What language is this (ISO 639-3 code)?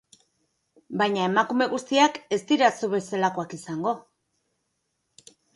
eus